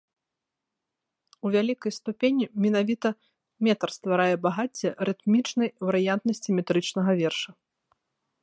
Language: Belarusian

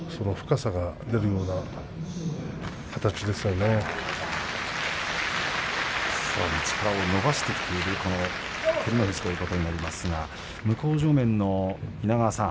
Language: Japanese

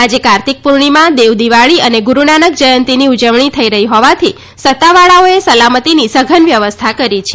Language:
Gujarati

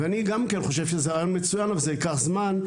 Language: Hebrew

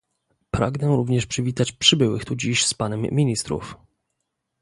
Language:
Polish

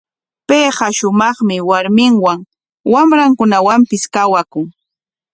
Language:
Corongo Ancash Quechua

